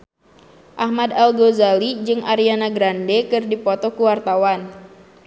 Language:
Sundanese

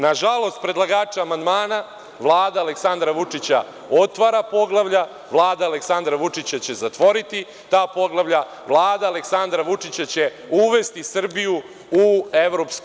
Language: Serbian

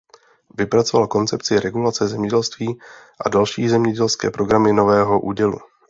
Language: Czech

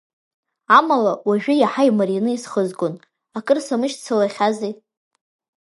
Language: Abkhazian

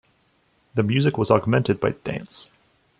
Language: English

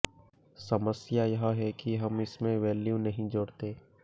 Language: Hindi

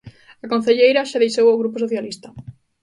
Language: Galician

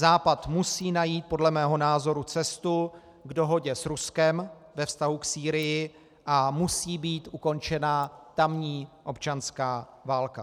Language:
Czech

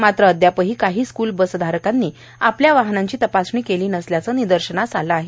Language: Marathi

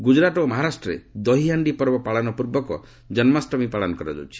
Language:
Odia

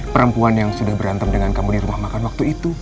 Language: Indonesian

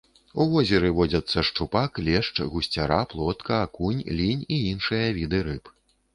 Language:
Belarusian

